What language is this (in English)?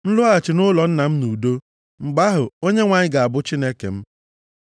Igbo